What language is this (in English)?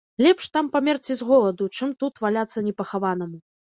Belarusian